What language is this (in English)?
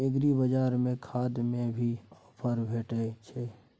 Maithili